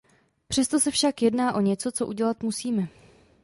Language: Czech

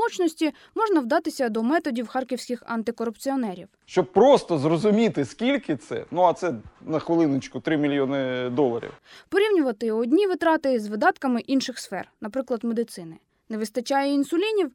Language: Ukrainian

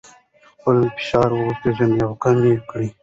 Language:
Pashto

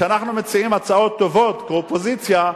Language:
Hebrew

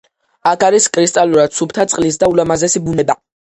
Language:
Georgian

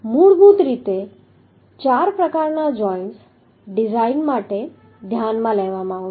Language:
Gujarati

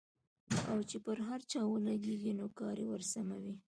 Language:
Pashto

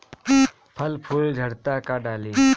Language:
Bhojpuri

